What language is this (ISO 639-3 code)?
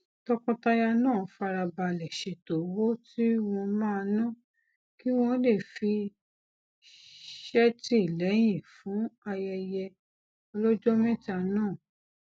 yor